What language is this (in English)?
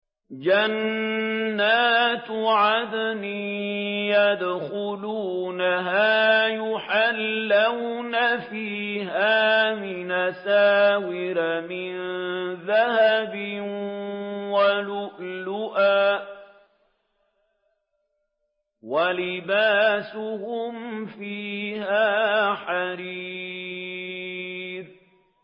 Arabic